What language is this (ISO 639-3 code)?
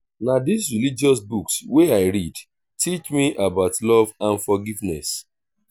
pcm